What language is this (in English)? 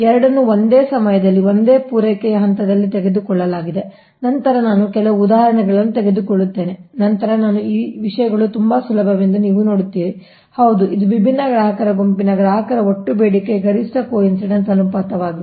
Kannada